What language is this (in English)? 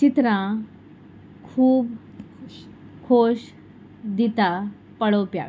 Konkani